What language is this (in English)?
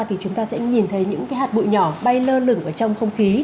Vietnamese